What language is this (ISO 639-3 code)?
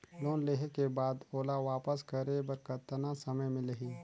hne